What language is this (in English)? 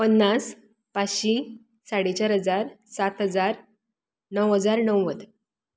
Konkani